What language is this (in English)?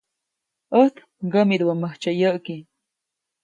Copainalá Zoque